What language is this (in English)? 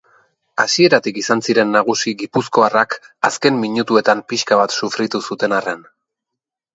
Basque